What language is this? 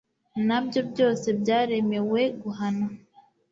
Kinyarwanda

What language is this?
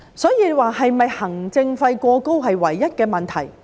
Cantonese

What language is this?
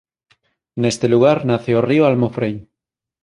Galician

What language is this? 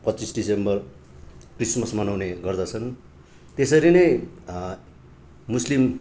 Nepali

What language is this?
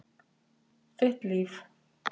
Icelandic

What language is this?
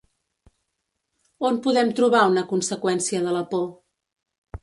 Catalan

